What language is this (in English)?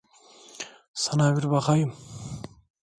Turkish